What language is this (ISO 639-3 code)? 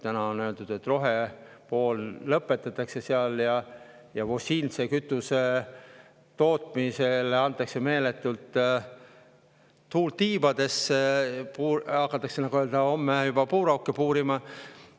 est